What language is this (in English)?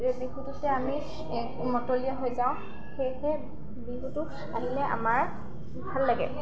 Assamese